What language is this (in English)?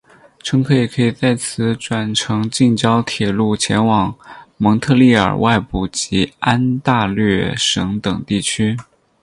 Chinese